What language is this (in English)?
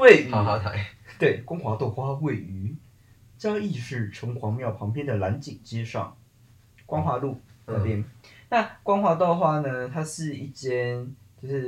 Chinese